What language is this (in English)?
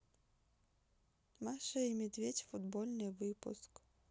Russian